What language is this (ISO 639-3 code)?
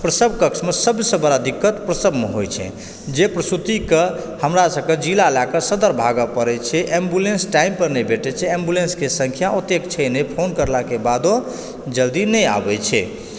mai